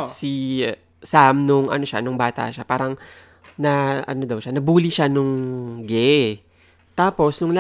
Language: Filipino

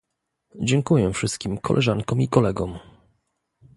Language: Polish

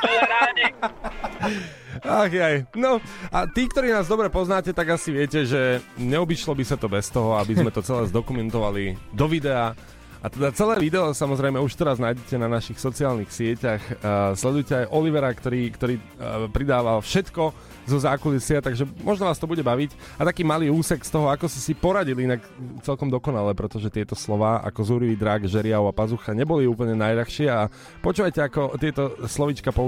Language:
Slovak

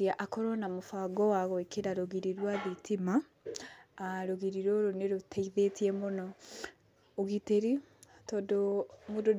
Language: Kikuyu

